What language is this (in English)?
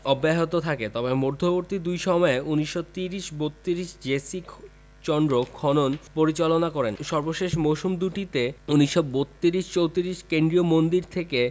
Bangla